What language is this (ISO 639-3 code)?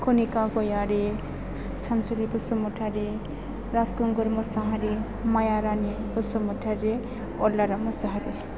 brx